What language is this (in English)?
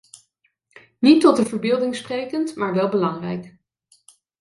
Dutch